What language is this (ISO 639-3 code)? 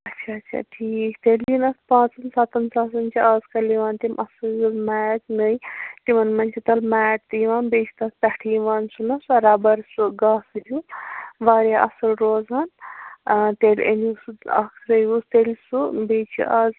kas